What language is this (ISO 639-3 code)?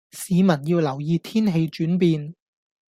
yue